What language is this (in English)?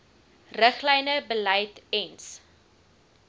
Afrikaans